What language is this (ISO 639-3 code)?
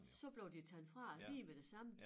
dan